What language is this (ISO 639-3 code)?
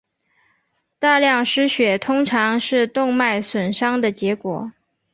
zho